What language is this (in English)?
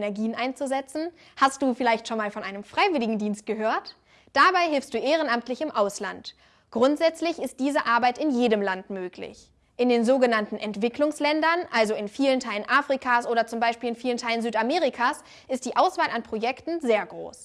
German